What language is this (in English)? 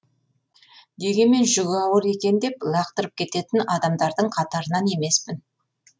Kazakh